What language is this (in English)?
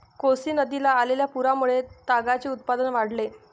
Marathi